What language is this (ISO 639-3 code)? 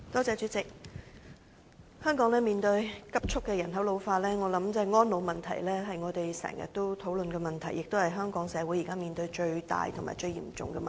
yue